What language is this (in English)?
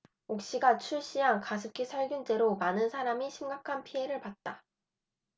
Korean